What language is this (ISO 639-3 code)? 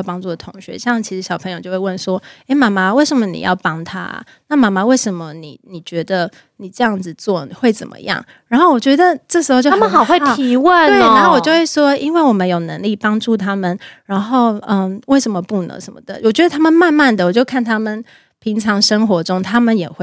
zho